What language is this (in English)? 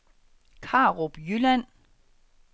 Danish